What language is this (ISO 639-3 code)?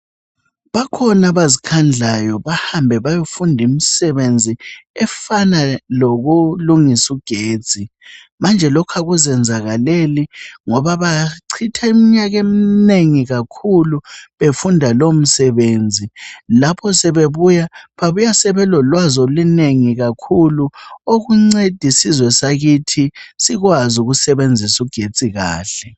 nde